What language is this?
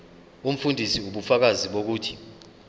Zulu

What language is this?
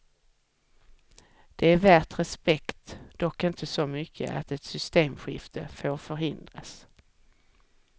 Swedish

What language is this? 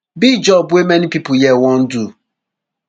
Nigerian Pidgin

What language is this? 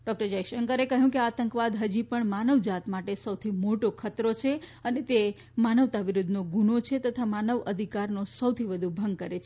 Gujarati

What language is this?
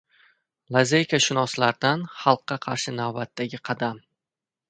Uzbek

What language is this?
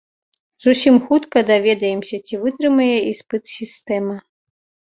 Belarusian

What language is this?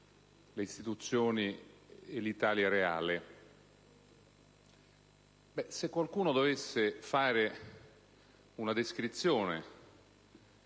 Italian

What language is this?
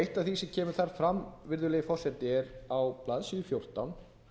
Icelandic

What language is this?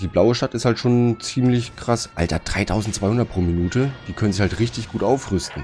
German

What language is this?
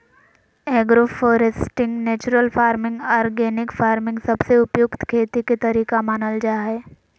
Magahi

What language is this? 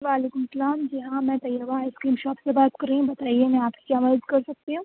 Urdu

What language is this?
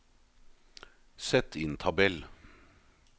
Norwegian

